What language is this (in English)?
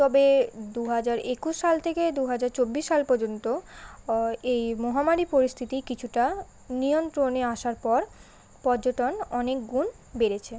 Bangla